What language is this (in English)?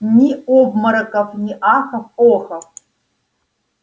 Russian